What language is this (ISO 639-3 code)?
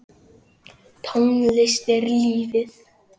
isl